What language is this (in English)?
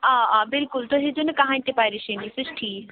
Kashmiri